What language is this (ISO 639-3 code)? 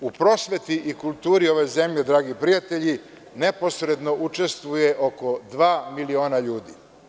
srp